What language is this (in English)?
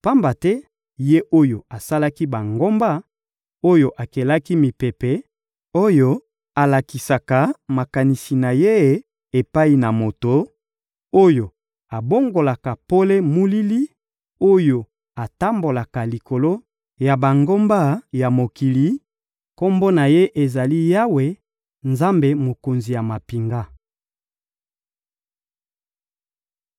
Lingala